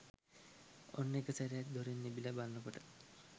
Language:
Sinhala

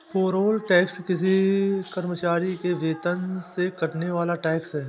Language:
Hindi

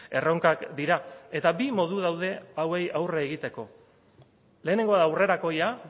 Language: Basque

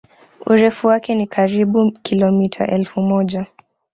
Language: Swahili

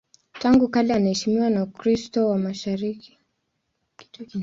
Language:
Swahili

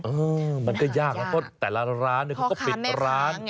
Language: Thai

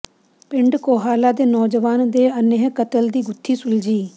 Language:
Punjabi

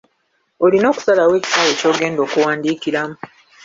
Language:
Ganda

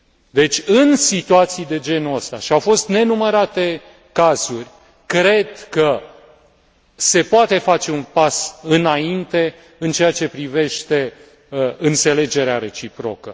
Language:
Romanian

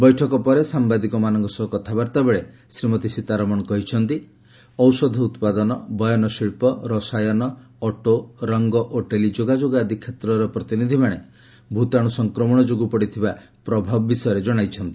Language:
Odia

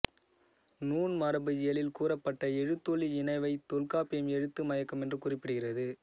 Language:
Tamil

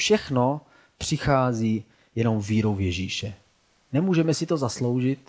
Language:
Czech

